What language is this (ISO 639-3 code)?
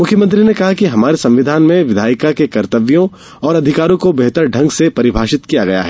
hin